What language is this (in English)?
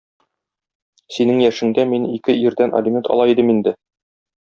Tatar